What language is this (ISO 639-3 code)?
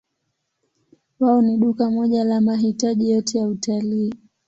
swa